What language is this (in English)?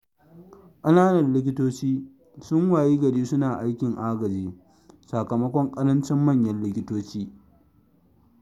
Hausa